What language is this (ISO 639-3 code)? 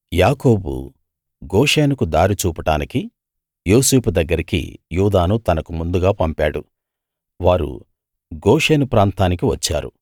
tel